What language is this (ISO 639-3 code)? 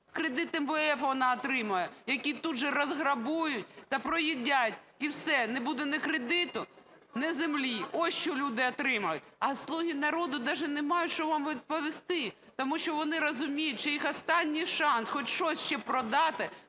ukr